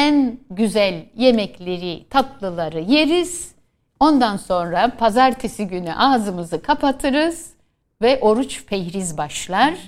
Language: Turkish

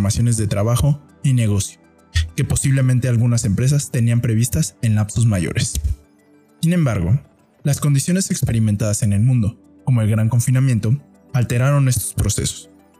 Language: Spanish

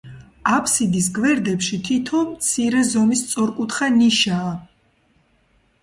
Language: Georgian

